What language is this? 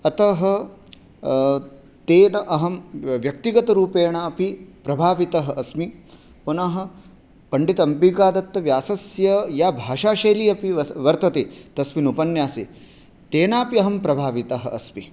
Sanskrit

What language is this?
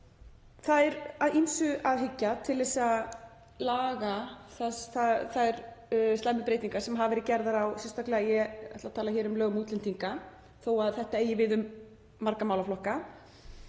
Icelandic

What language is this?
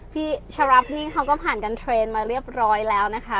Thai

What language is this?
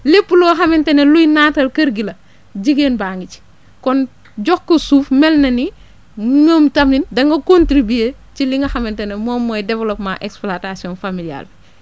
Wolof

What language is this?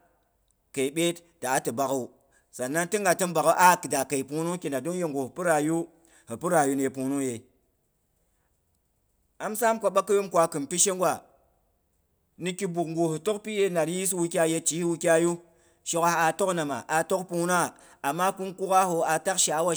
Boghom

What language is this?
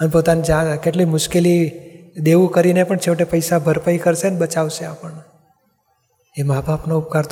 Gujarati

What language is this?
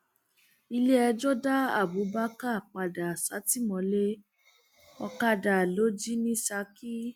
Yoruba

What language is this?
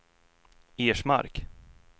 Swedish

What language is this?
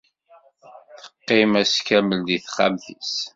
Kabyle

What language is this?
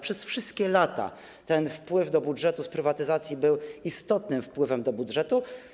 Polish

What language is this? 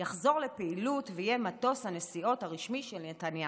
Hebrew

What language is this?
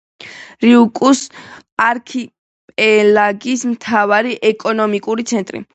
Georgian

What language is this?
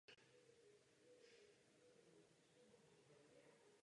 Czech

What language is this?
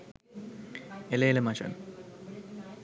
Sinhala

